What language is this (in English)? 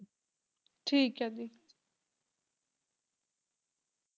Punjabi